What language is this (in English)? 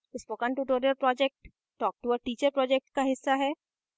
Hindi